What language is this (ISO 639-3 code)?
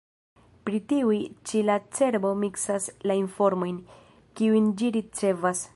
epo